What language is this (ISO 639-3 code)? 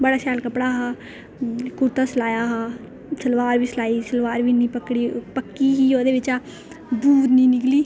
doi